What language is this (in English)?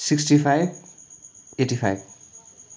Nepali